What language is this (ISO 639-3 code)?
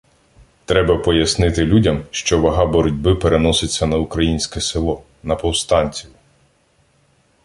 ukr